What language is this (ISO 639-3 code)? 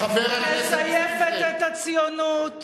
heb